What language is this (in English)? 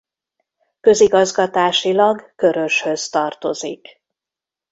Hungarian